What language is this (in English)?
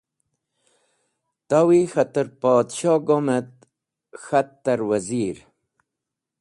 Wakhi